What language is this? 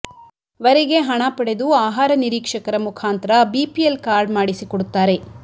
Kannada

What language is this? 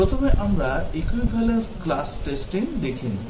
Bangla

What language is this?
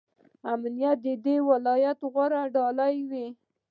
Pashto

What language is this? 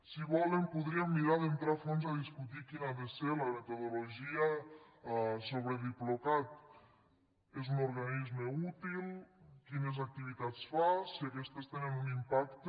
Catalan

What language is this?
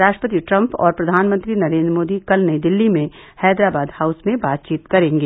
Hindi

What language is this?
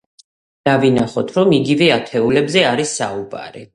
Georgian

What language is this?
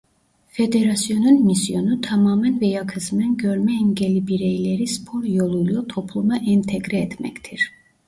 Turkish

